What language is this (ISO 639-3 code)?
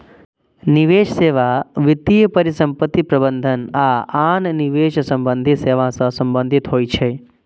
mai